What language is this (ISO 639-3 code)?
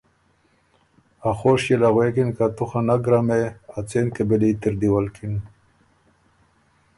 oru